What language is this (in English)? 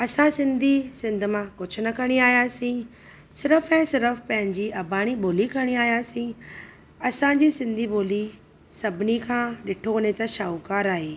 Sindhi